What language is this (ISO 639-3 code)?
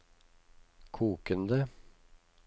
nor